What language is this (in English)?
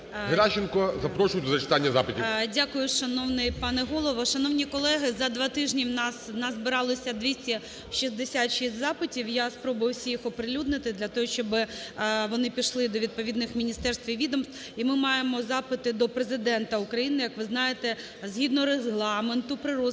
Ukrainian